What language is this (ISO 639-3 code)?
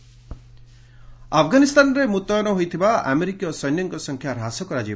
ori